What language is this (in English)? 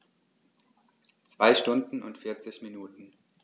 German